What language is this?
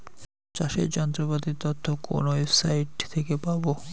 Bangla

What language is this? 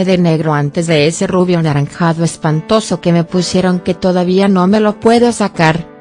Spanish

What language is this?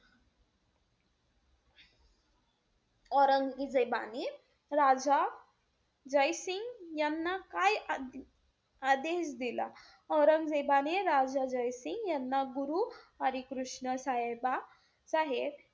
Marathi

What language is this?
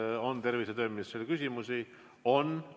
Estonian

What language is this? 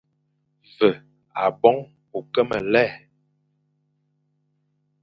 Fang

